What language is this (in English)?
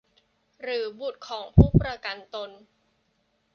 Thai